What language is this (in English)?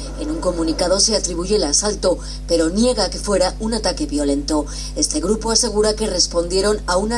Spanish